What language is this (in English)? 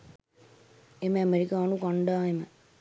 Sinhala